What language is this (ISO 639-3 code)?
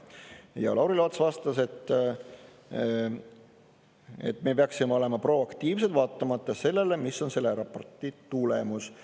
est